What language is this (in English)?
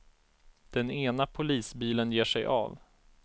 Swedish